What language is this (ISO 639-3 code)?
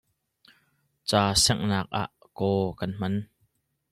cnh